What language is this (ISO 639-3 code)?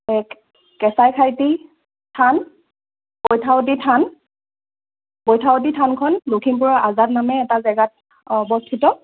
asm